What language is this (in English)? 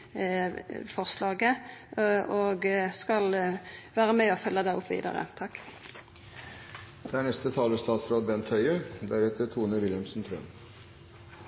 Norwegian